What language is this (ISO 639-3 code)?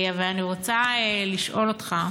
heb